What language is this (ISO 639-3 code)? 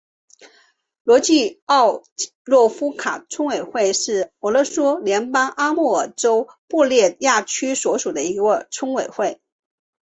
zho